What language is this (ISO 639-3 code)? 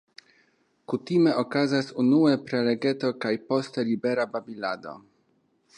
epo